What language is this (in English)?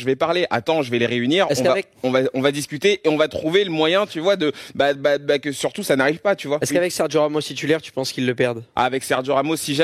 French